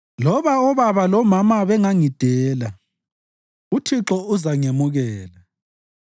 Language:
North Ndebele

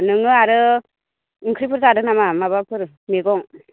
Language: Bodo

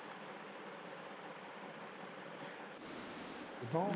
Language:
Punjabi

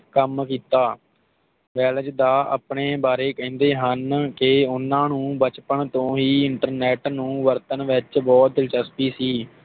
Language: Punjabi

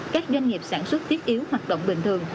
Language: Vietnamese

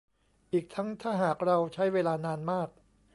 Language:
Thai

